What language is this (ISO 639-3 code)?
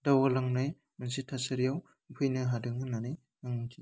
brx